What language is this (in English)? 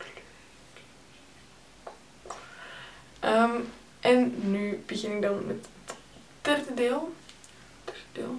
Dutch